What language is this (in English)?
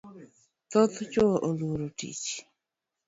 Luo (Kenya and Tanzania)